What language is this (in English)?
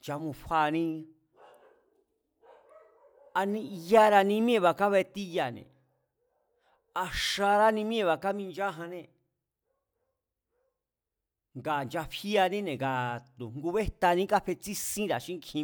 Mazatlán Mazatec